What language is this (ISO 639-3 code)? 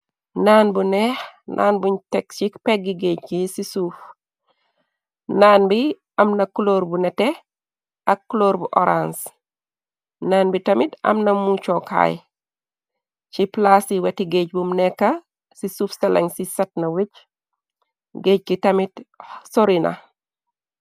wol